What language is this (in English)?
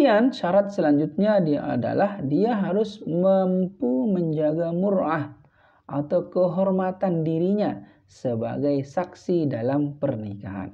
Indonesian